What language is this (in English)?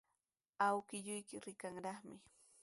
Sihuas Ancash Quechua